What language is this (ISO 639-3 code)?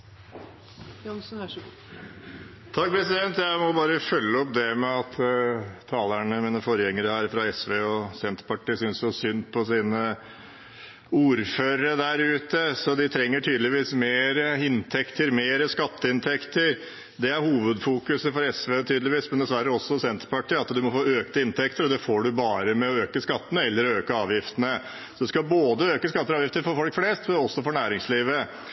nob